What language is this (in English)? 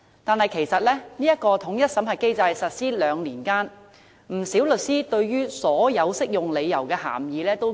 Cantonese